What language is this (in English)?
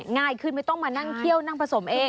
Thai